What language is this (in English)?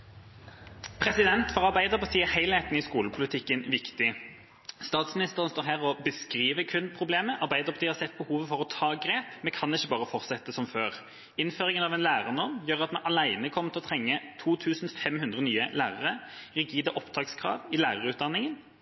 Norwegian